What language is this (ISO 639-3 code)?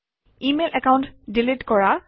asm